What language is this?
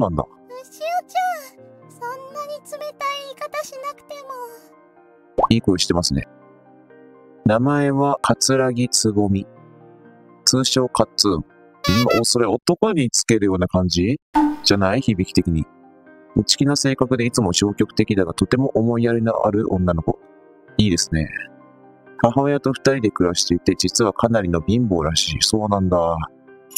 Japanese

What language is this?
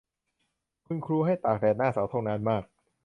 Thai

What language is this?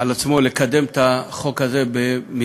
Hebrew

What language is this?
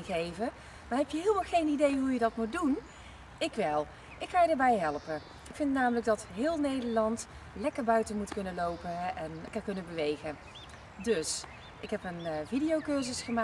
Dutch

